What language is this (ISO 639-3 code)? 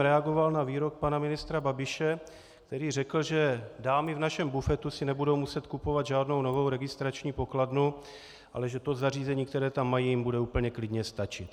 ces